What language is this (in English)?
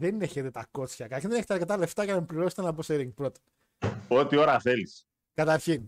Greek